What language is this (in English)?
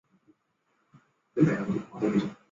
Chinese